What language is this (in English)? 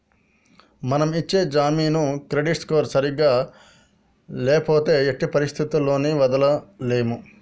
Telugu